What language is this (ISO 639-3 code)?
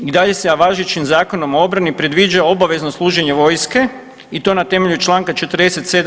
hrv